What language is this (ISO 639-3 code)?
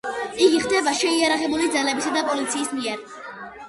kat